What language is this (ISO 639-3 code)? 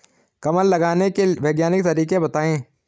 hin